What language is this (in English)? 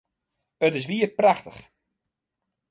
Western Frisian